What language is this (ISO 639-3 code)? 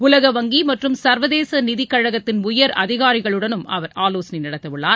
tam